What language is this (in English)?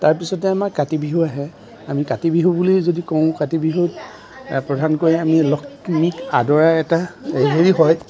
Assamese